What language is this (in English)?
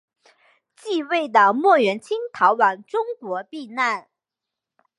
Chinese